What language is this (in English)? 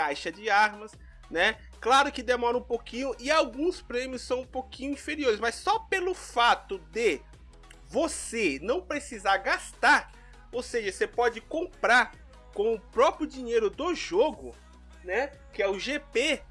Portuguese